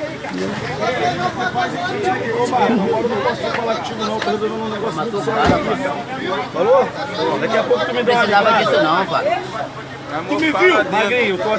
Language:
Portuguese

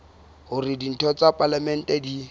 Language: Southern Sotho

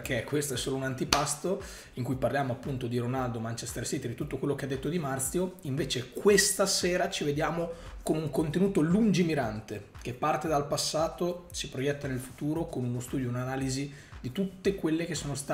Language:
Italian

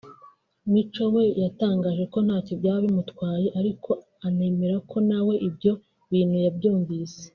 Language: Kinyarwanda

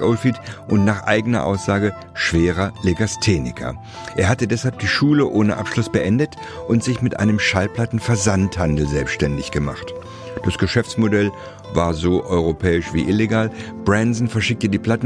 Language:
German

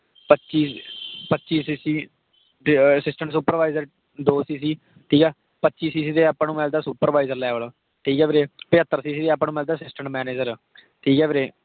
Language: Punjabi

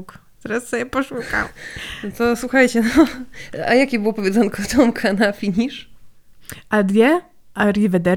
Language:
Polish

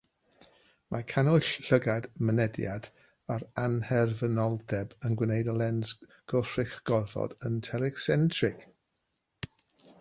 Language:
Welsh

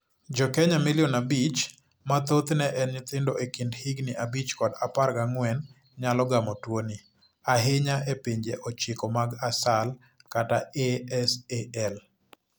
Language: Luo (Kenya and Tanzania)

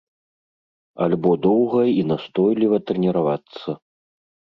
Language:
Belarusian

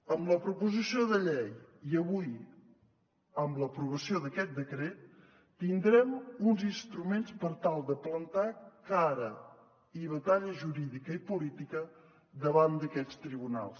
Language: Catalan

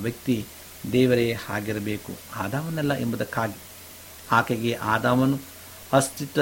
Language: Kannada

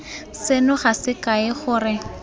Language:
Tswana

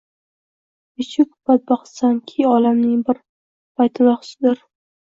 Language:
Uzbek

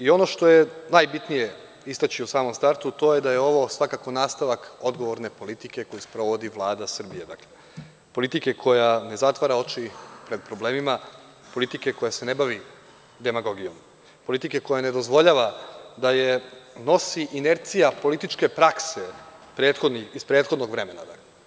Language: Serbian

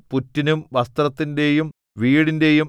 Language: Malayalam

